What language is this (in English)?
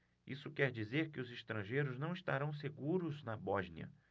Portuguese